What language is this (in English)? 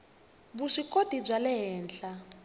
Tsonga